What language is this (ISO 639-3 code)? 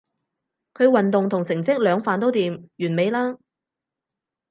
yue